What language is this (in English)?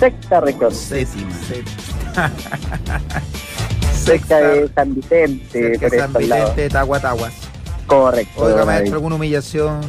Spanish